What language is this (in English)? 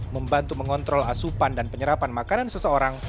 Indonesian